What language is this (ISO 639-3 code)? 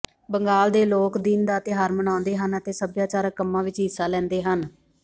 pan